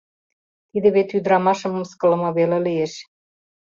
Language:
Mari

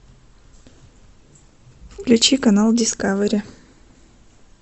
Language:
Russian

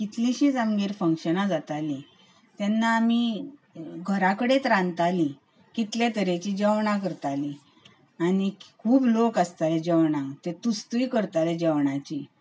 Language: Konkani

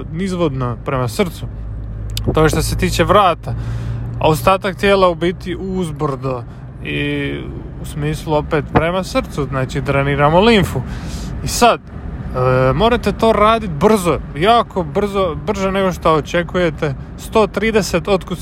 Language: Croatian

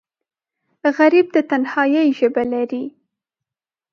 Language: Pashto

